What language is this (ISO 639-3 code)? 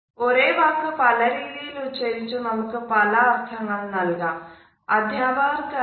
mal